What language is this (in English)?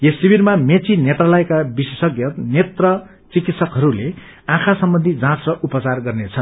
Nepali